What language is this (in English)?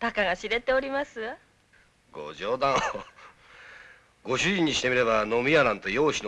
Japanese